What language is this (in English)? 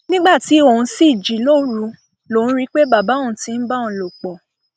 Yoruba